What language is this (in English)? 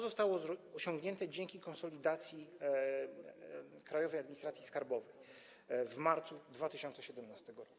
Polish